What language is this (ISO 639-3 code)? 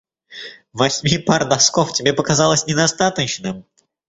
rus